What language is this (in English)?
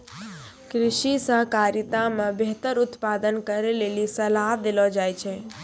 Maithili